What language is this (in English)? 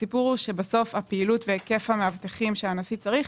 Hebrew